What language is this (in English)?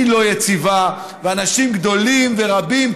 Hebrew